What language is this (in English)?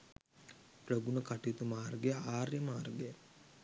Sinhala